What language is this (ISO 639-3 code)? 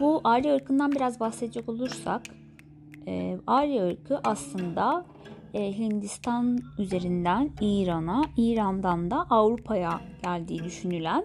tur